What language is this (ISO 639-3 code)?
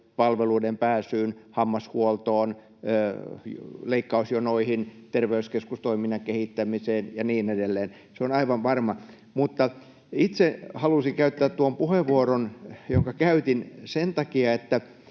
fin